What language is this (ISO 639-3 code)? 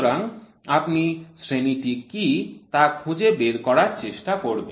ben